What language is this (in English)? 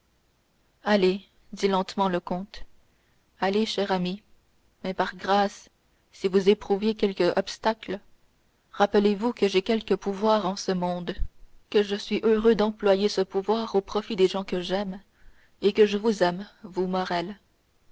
French